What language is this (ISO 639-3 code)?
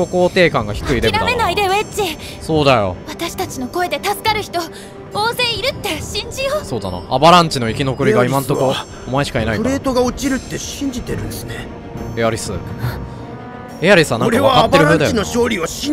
jpn